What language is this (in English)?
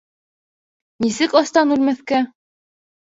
Bashkir